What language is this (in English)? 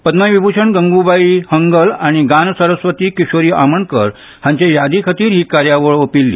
Konkani